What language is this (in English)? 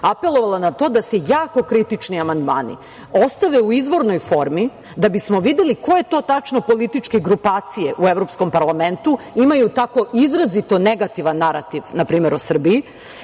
Serbian